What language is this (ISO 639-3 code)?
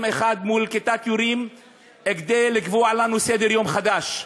heb